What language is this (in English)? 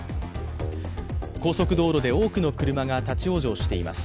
Japanese